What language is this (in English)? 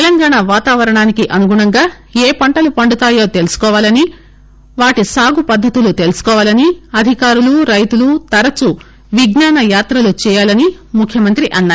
Telugu